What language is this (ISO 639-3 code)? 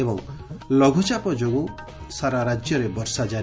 ori